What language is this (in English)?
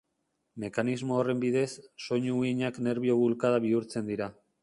Basque